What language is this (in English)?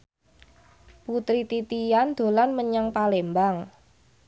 Javanese